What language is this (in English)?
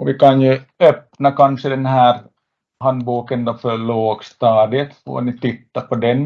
Swedish